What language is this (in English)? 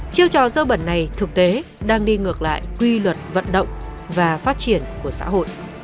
Vietnamese